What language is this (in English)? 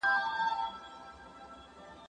Pashto